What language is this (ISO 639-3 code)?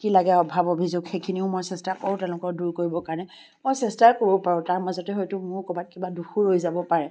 asm